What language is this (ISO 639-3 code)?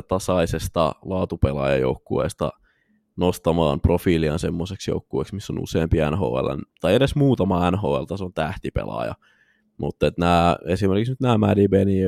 fin